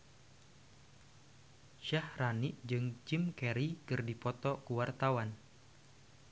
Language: Sundanese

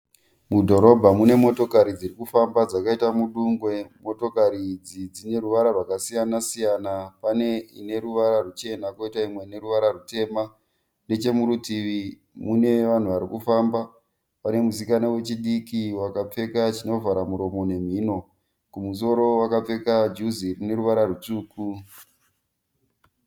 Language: Shona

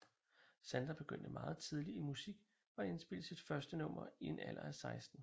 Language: Danish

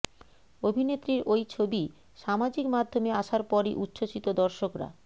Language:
Bangla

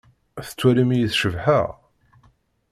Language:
Kabyle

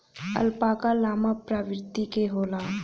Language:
Bhojpuri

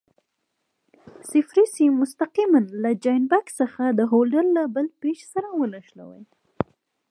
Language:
Pashto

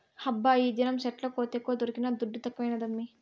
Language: Telugu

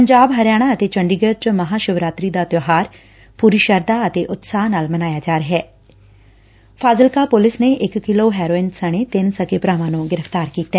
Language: Punjabi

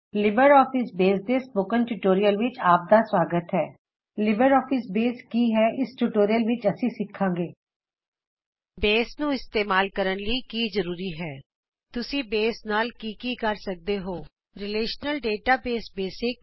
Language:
Punjabi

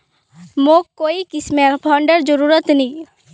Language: Magahi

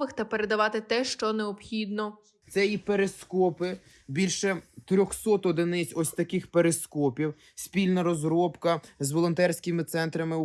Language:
Ukrainian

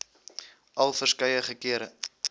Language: Afrikaans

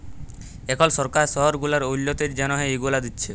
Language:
Bangla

